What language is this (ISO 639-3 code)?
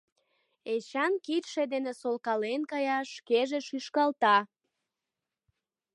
chm